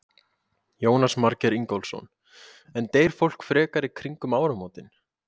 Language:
Icelandic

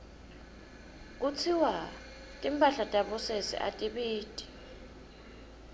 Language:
Swati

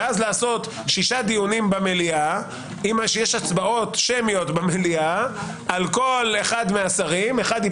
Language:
Hebrew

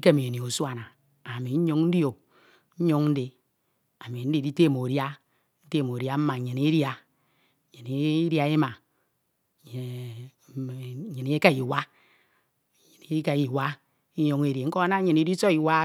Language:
Ito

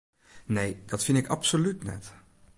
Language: Western Frisian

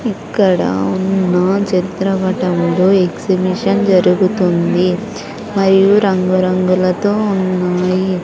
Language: Telugu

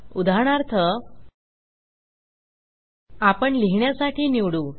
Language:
Marathi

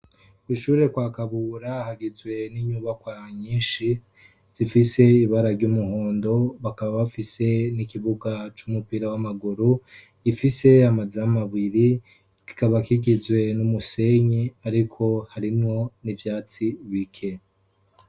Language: Rundi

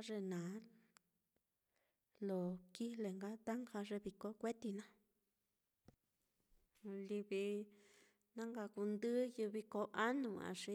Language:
Mitlatongo Mixtec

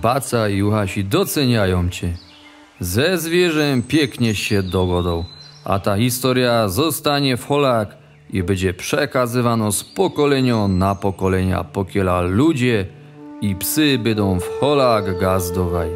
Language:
Polish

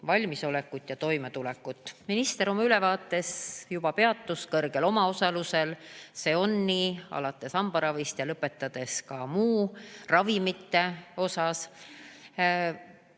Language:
Estonian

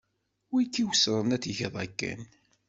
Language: Kabyle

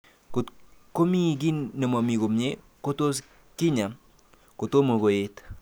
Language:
Kalenjin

